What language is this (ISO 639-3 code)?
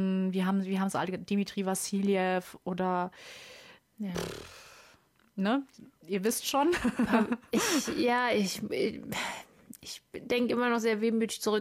deu